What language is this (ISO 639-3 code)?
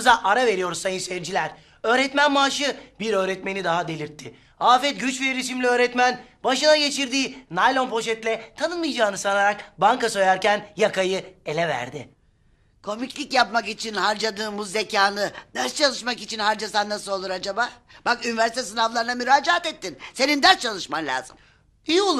tur